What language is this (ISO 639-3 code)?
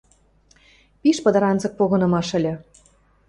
mrj